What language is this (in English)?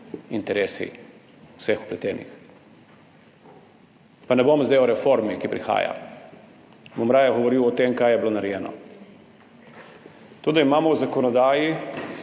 Slovenian